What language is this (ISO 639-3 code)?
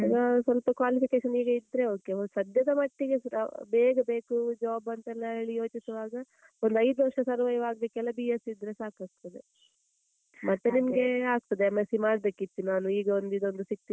kan